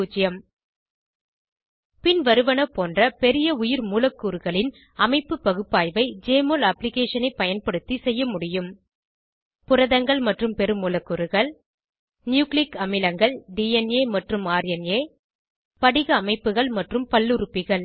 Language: Tamil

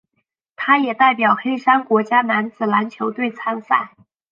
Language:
Chinese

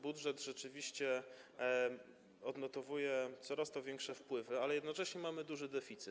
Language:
Polish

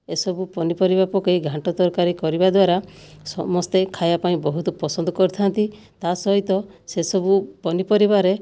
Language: Odia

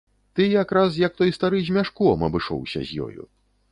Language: Belarusian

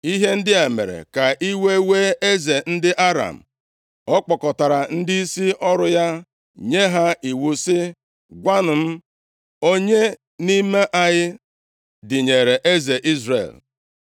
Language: Igbo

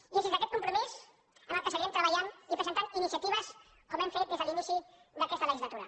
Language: Catalan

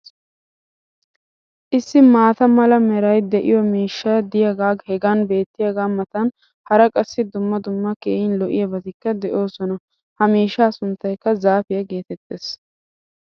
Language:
Wolaytta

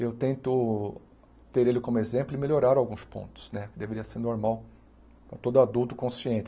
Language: Portuguese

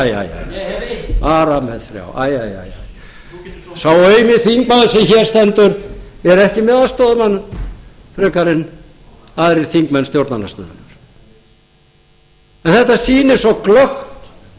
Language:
Icelandic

